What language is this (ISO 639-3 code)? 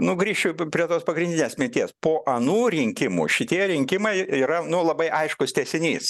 lit